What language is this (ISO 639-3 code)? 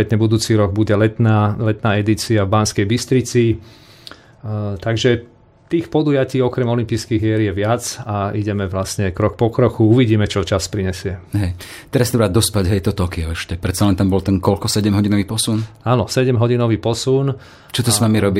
slk